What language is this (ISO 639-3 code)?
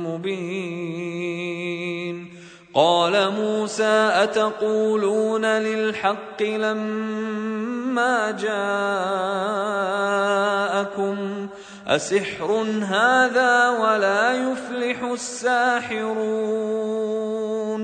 ara